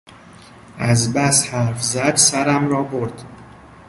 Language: Persian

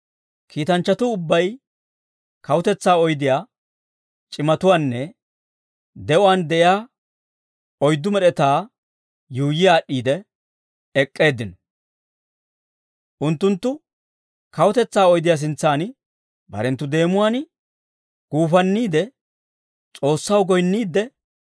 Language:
Dawro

